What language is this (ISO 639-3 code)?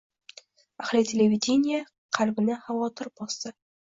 uzb